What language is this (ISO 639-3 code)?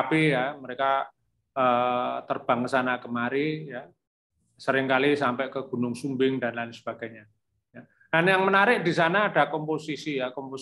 ind